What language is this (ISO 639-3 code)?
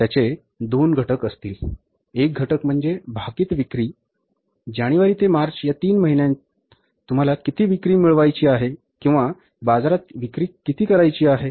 mar